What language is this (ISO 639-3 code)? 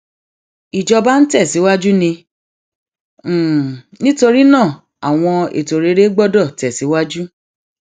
yor